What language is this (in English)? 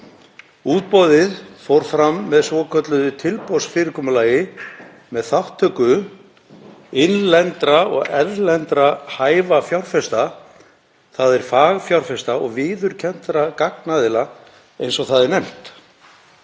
Icelandic